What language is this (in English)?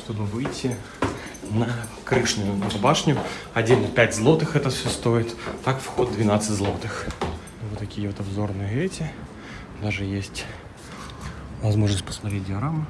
Russian